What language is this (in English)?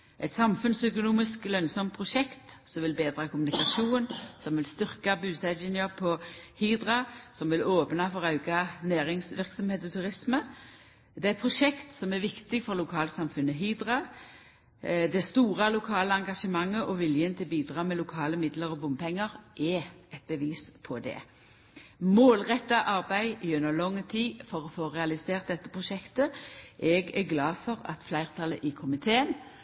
Norwegian Nynorsk